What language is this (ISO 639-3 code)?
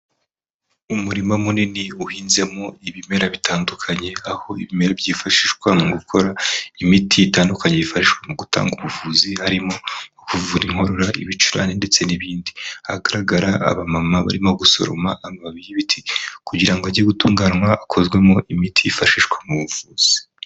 kin